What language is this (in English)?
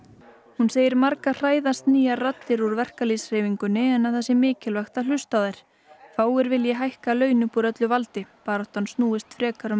Icelandic